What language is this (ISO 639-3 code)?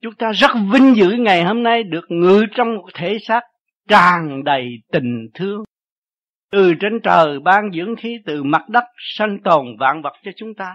vie